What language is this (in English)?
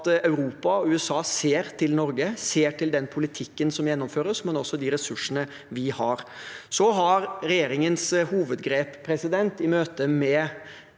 Norwegian